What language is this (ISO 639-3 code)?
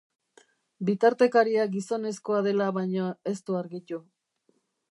eus